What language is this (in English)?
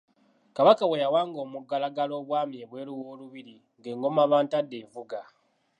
Ganda